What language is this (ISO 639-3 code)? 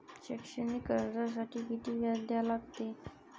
mar